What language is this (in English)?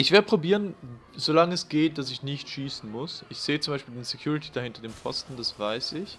German